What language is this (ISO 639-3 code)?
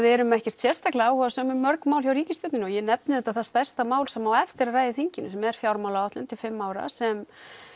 isl